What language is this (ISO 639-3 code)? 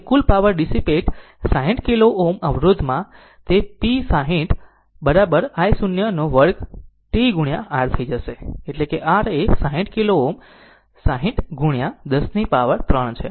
guj